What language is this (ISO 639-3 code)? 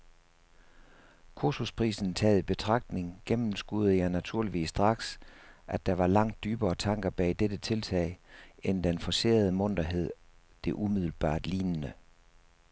dan